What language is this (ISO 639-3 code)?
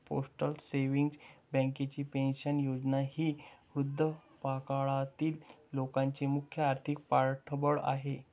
mar